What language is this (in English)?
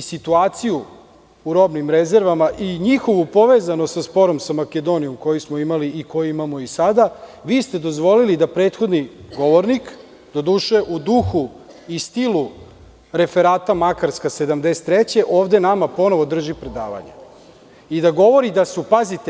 Serbian